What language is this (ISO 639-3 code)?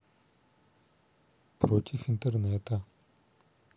rus